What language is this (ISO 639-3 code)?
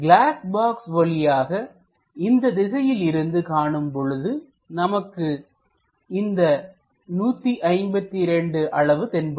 tam